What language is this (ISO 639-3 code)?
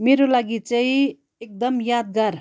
nep